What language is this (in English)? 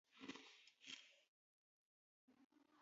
Georgian